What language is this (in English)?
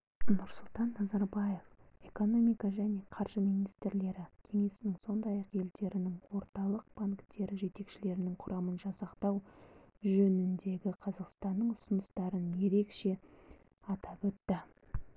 Kazakh